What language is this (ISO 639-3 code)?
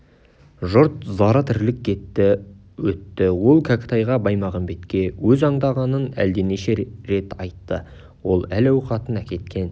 kaz